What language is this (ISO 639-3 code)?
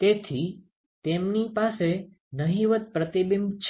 guj